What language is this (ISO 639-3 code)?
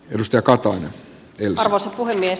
fin